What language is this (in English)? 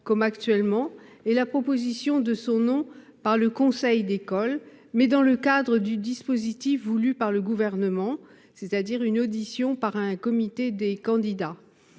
French